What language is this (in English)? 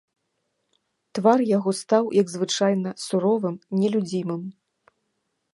Belarusian